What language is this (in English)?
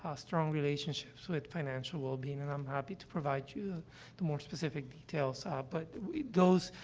English